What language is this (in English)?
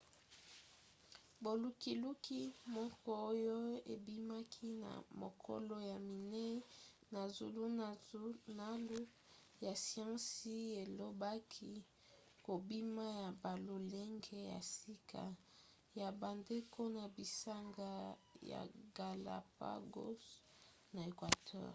Lingala